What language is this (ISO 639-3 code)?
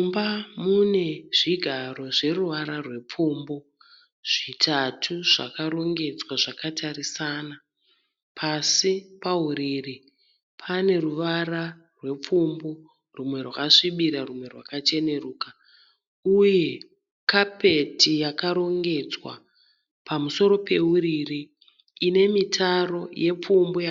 sna